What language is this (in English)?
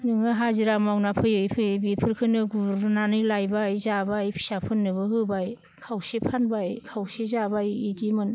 Bodo